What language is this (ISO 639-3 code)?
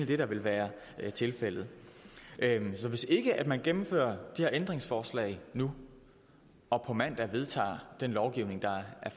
dan